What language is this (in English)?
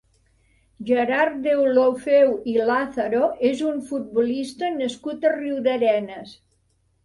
Catalan